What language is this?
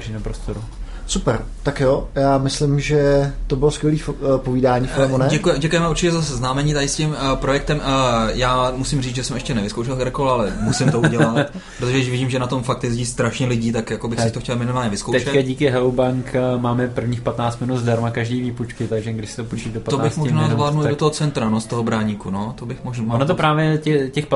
Czech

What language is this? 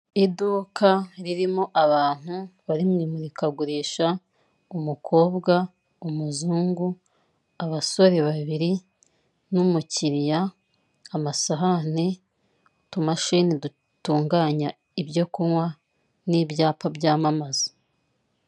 Kinyarwanda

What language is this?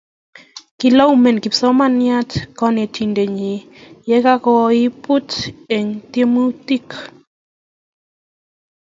Kalenjin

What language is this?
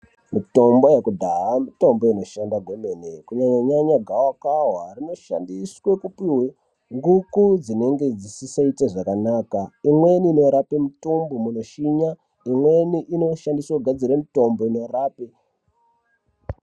Ndau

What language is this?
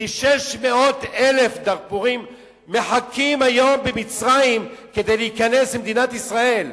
Hebrew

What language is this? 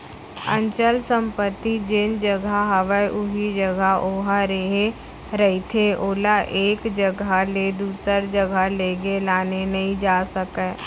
Chhattisgarhi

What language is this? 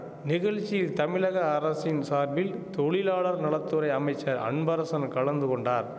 Tamil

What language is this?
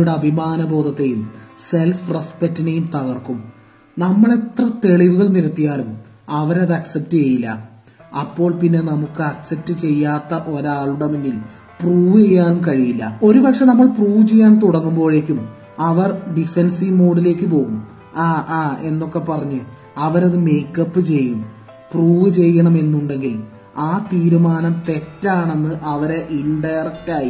Malayalam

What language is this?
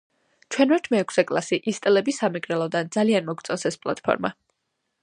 Georgian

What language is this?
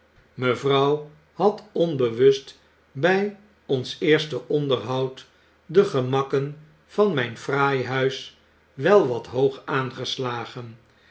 Dutch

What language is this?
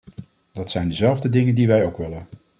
Dutch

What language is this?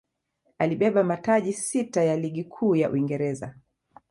Swahili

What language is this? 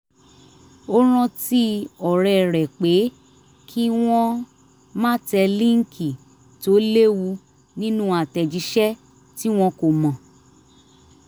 Yoruba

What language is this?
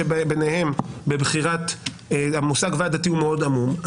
Hebrew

